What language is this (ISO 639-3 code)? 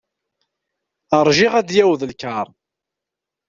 kab